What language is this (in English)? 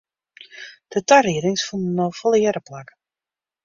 Western Frisian